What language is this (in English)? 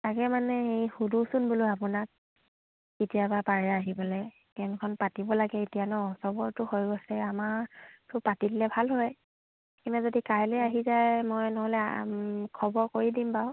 Assamese